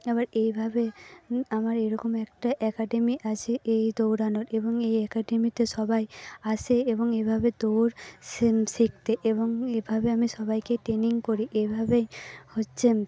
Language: Bangla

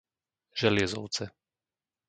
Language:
Slovak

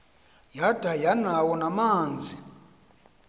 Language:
Xhosa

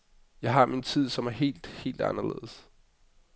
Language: Danish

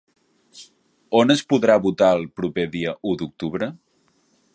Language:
Catalan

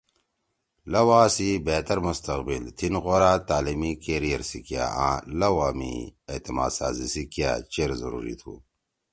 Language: Torwali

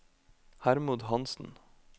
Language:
Norwegian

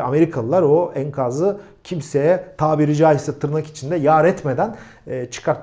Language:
Turkish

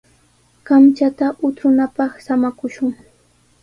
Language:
Sihuas Ancash Quechua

